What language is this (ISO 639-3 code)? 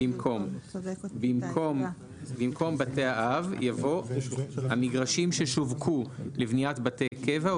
heb